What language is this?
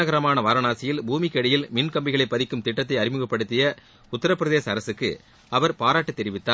Tamil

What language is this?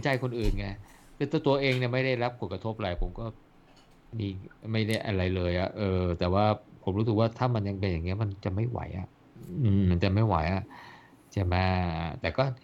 Thai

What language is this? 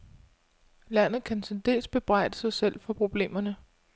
Danish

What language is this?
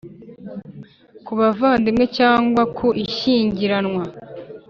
Kinyarwanda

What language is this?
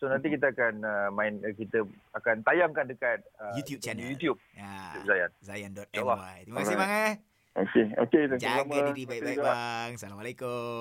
Malay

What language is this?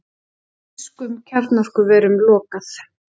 Icelandic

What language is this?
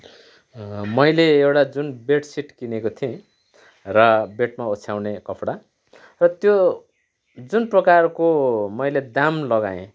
Nepali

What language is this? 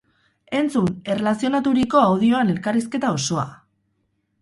Basque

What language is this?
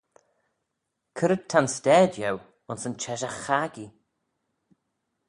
Manx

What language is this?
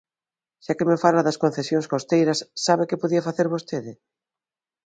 Galician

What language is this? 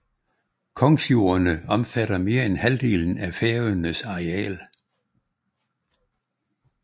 Danish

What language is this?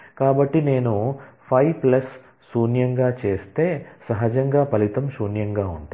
Telugu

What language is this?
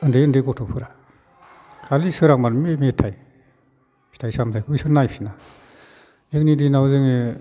Bodo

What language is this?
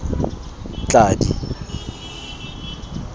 Tswana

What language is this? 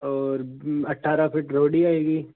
Hindi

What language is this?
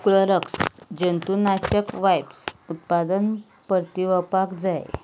Konkani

